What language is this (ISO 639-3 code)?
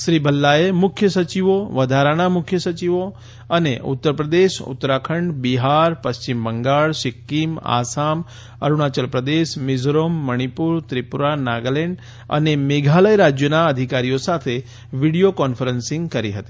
guj